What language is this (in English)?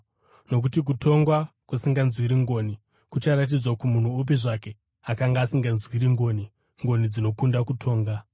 Shona